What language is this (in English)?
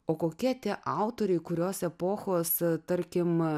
Lithuanian